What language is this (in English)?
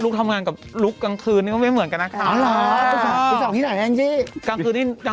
Thai